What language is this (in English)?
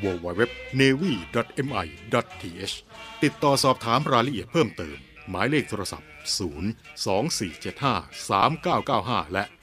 Thai